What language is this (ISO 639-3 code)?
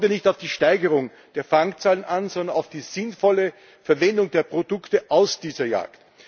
deu